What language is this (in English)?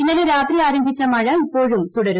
Malayalam